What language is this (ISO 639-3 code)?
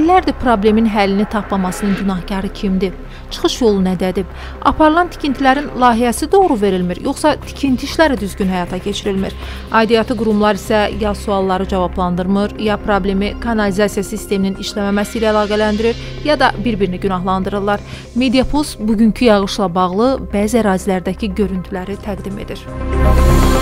tur